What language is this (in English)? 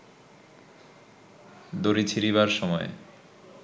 Bangla